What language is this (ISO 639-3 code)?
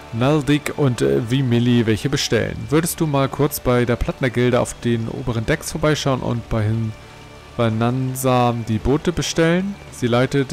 deu